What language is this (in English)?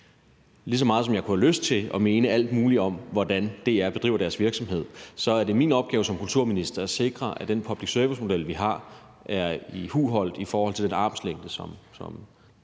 Danish